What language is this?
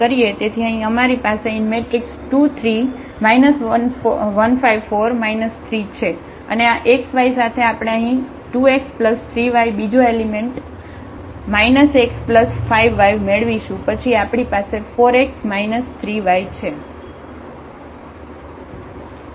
Gujarati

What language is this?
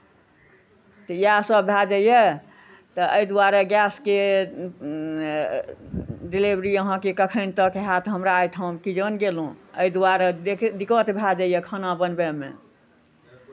Maithili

